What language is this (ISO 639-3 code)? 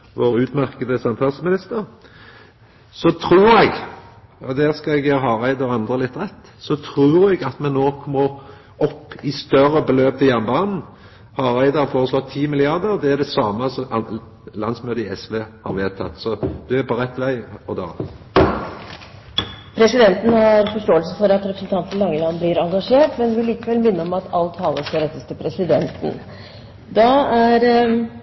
nor